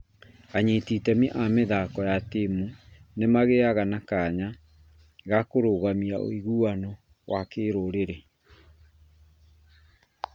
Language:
Kikuyu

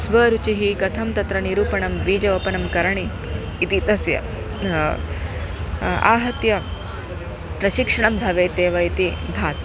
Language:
Sanskrit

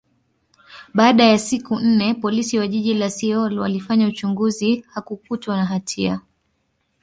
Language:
Swahili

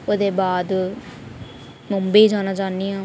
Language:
Dogri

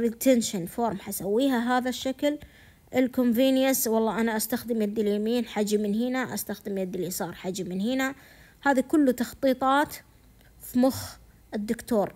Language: Arabic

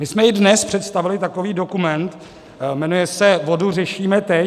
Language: Czech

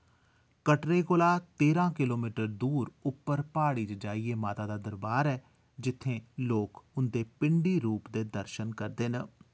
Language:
Dogri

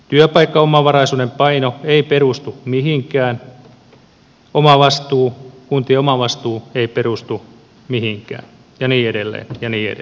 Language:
Finnish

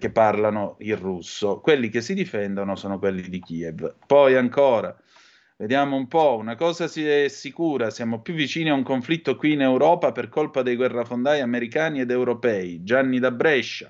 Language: Italian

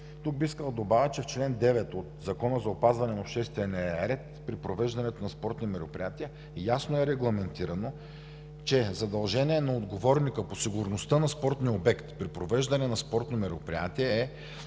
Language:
Bulgarian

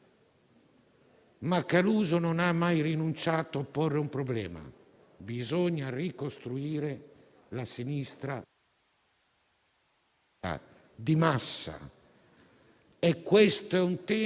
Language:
Italian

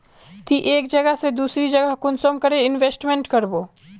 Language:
Magahi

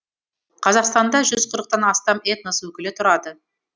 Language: Kazakh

